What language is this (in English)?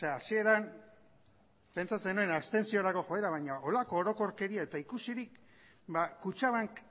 Basque